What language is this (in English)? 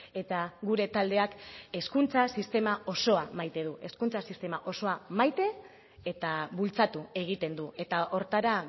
Basque